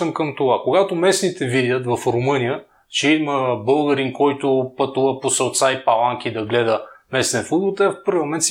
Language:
Bulgarian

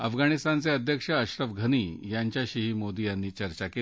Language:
Marathi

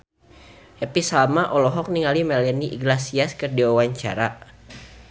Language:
Sundanese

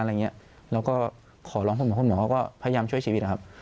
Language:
Thai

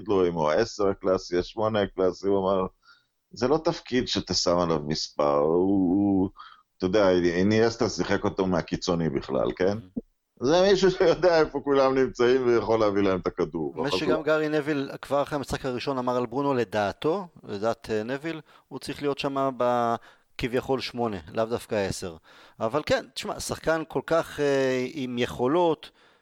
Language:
Hebrew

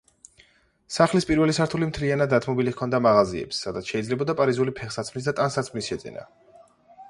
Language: Georgian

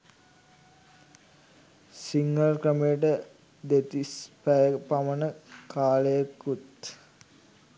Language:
Sinhala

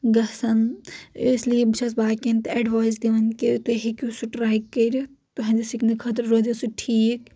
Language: Kashmiri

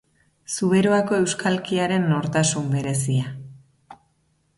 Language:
Basque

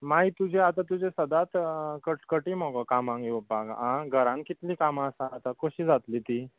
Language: Konkani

